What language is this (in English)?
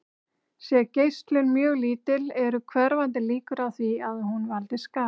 Icelandic